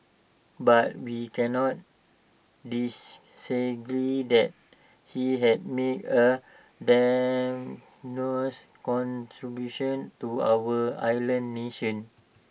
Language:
English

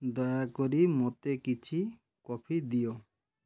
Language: Odia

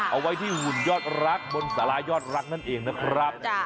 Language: Thai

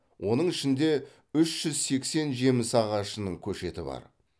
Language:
Kazakh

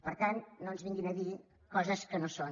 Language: Catalan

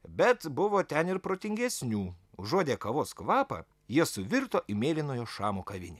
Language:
Lithuanian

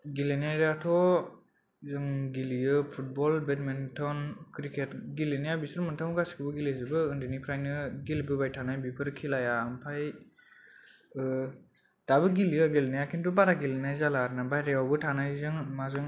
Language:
Bodo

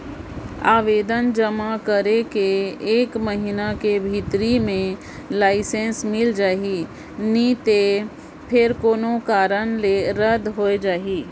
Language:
Chhattisgarhi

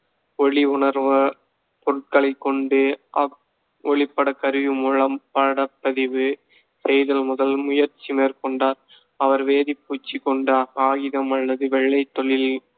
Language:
Tamil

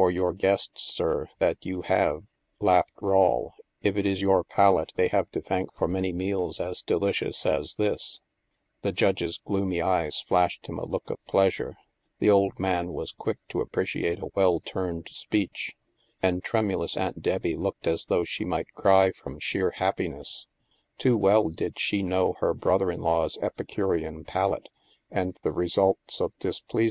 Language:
English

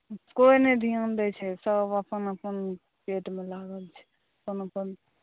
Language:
Maithili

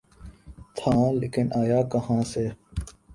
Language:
Urdu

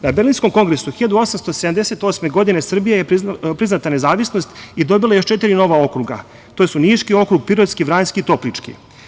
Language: Serbian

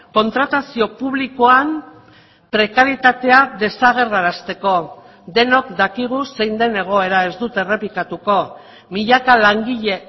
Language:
Basque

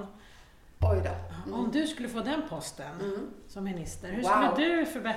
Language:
Swedish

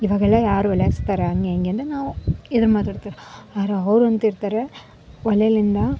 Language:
Kannada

